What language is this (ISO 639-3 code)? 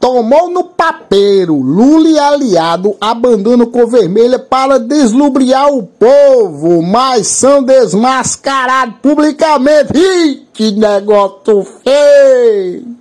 por